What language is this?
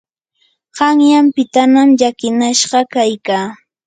Yanahuanca Pasco Quechua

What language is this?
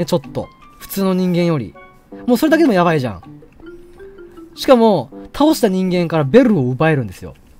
Japanese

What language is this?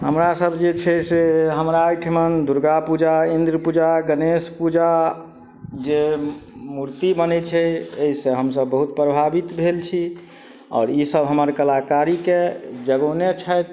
Maithili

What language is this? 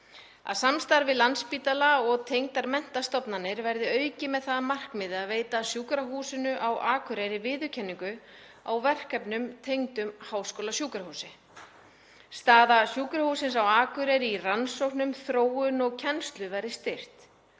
Icelandic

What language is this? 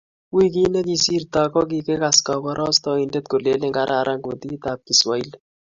Kalenjin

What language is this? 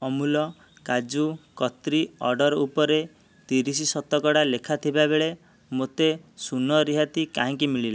Odia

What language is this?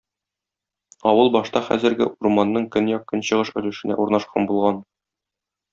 Tatar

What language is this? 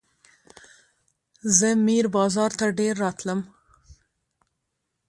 Pashto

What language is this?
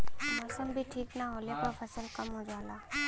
Bhojpuri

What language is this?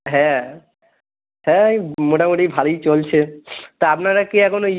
Bangla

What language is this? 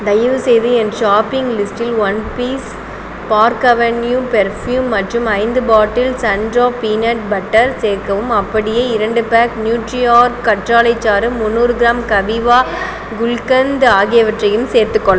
Tamil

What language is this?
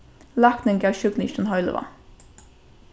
Faroese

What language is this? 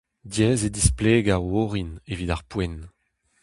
Breton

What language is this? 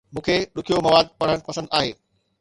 Sindhi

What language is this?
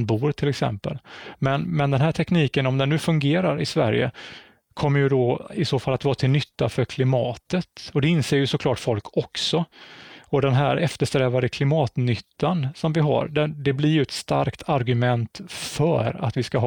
Swedish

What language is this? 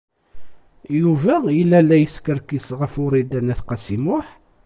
Kabyle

